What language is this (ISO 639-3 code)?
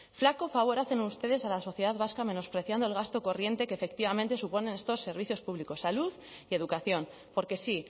spa